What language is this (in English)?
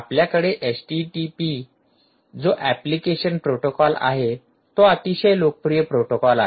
Marathi